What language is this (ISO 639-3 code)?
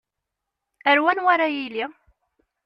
kab